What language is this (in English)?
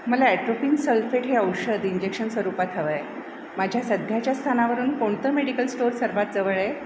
Marathi